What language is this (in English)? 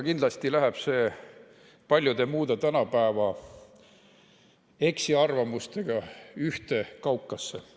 Estonian